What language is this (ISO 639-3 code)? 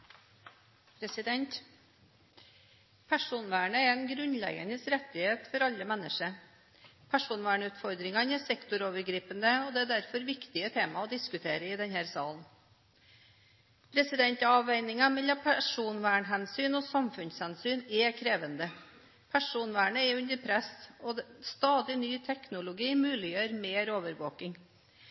nor